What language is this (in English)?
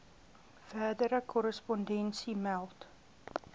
Afrikaans